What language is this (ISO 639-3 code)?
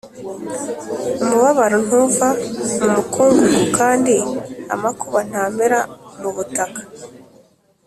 kin